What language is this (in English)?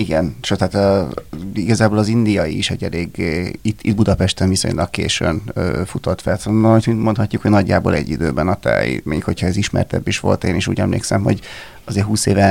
Hungarian